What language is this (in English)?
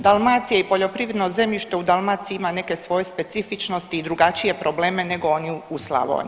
Croatian